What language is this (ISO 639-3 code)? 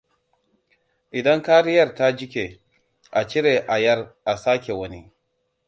hau